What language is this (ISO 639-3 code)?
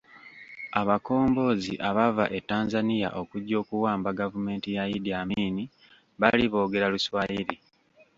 lug